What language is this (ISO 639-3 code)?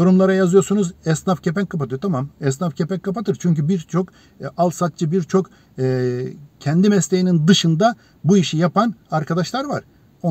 tur